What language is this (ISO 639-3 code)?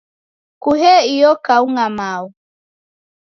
dav